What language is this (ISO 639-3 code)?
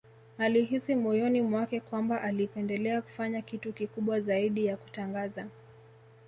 swa